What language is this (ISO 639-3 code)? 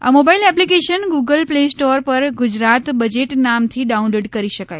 guj